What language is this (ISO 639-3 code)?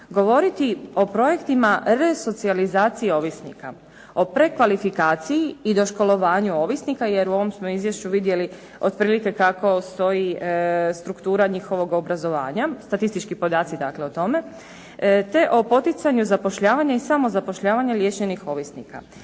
hrv